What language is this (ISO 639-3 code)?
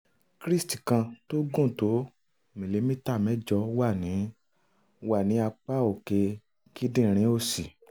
yor